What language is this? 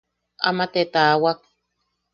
Yaqui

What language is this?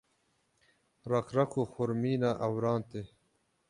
Kurdish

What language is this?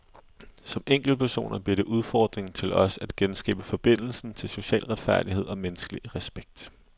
Danish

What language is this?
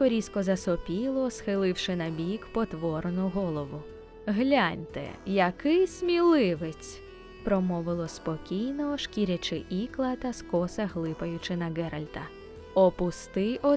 Ukrainian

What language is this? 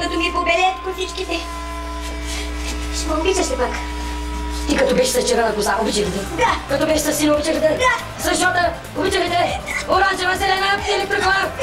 Romanian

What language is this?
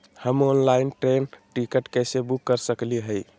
Magahi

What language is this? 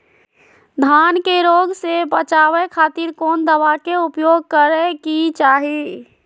Magahi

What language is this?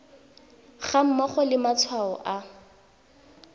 Tswana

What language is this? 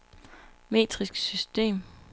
Danish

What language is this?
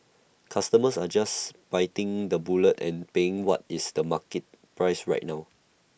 English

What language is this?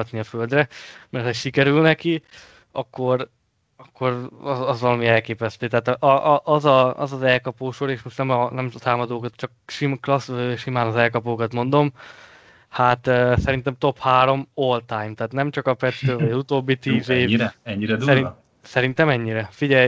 Hungarian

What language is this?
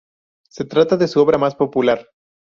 Spanish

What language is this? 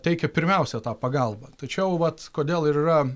Lithuanian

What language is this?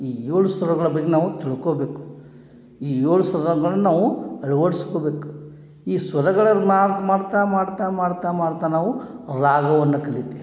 Kannada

